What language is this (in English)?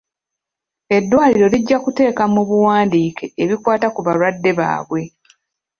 Ganda